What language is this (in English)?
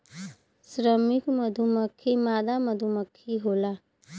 Bhojpuri